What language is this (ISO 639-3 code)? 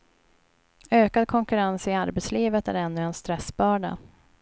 swe